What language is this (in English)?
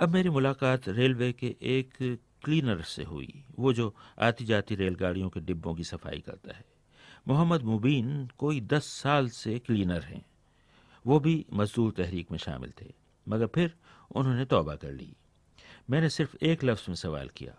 Hindi